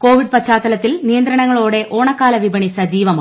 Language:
Malayalam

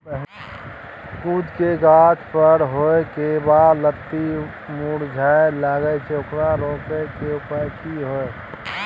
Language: Maithili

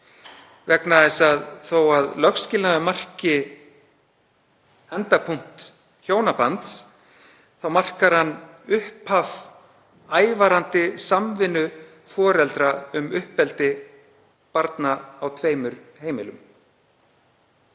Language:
Icelandic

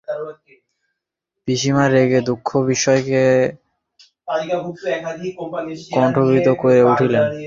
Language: Bangla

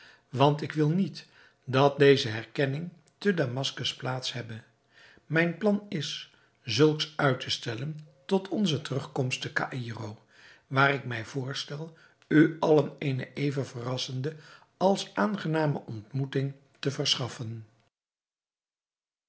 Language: Dutch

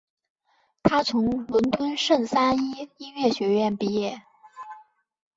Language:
Chinese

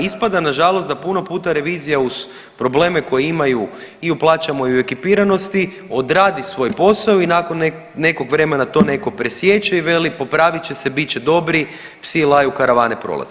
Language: Croatian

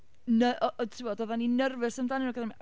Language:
Welsh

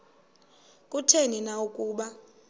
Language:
Xhosa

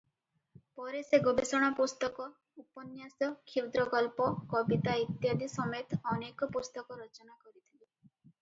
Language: Odia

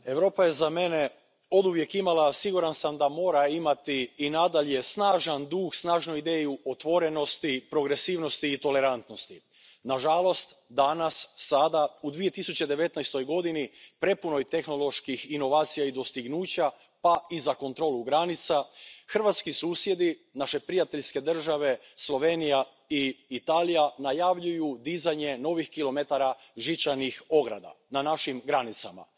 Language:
Croatian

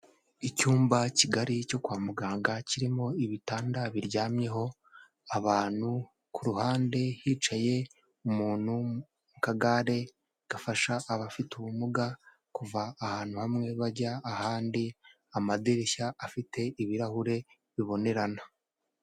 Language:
Kinyarwanda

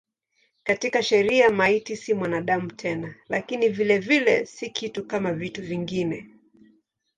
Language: Swahili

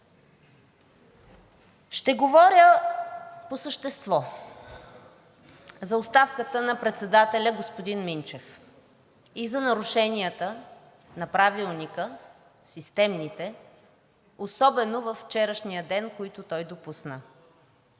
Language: Bulgarian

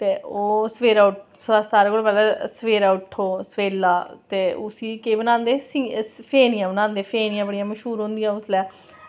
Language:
Dogri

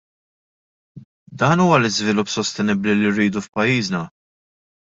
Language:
Maltese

